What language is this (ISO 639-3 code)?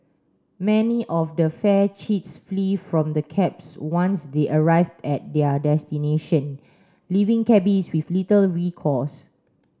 eng